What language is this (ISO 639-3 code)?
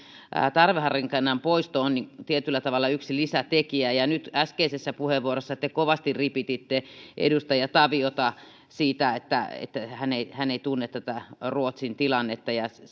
fin